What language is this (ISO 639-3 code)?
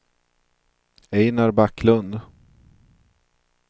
swe